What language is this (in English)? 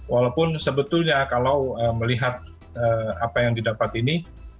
Indonesian